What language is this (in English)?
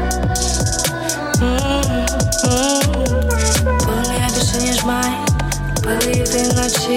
Ukrainian